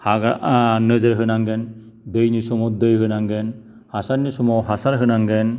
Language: Bodo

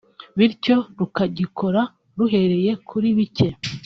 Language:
Kinyarwanda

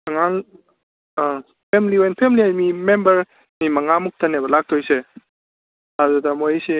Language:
Manipuri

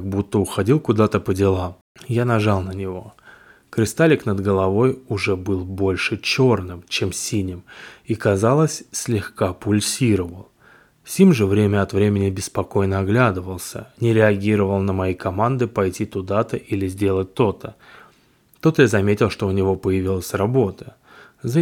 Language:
Russian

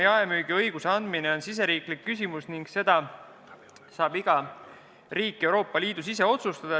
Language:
Estonian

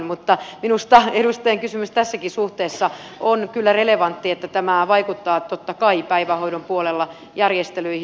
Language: Finnish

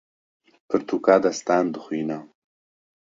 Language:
Kurdish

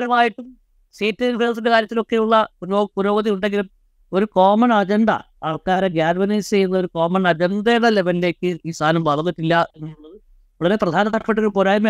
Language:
Malayalam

